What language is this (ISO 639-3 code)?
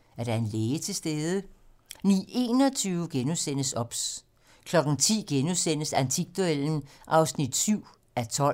dan